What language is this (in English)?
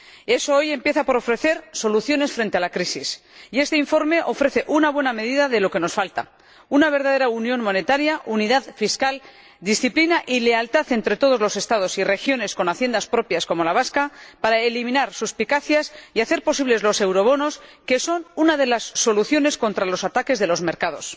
Spanish